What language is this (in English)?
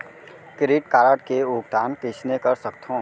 Chhattisgarhi